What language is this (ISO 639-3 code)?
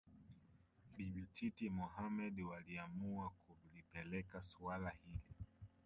swa